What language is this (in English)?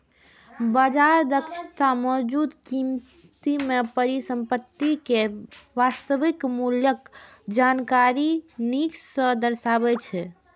Maithili